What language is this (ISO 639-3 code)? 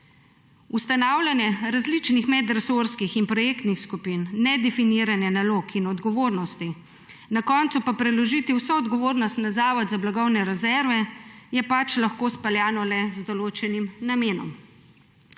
slv